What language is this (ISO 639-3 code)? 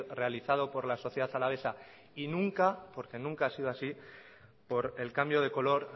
spa